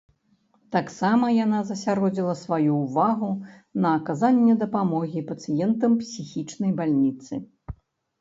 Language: Belarusian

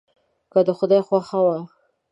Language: Pashto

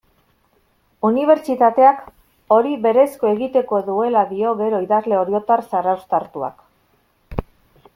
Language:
Basque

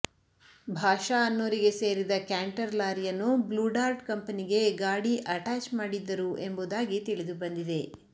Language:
Kannada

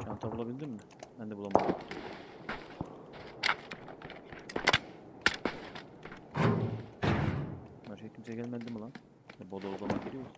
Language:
Turkish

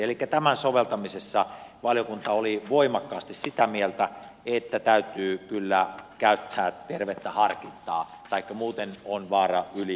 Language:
Finnish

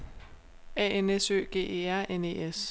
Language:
Danish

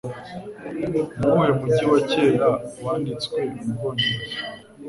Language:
Kinyarwanda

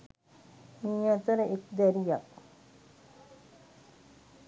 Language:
Sinhala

